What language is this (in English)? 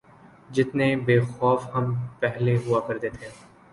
Urdu